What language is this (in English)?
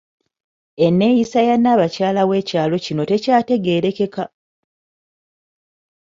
Ganda